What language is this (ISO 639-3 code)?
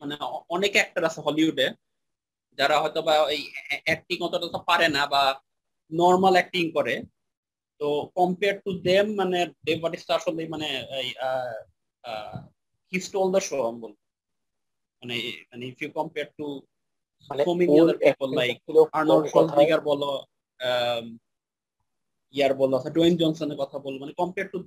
ben